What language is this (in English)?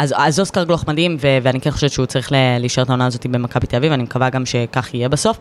Hebrew